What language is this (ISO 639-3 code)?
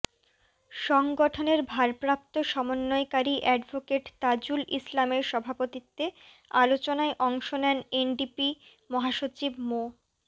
ben